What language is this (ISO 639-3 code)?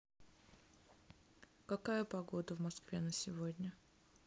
rus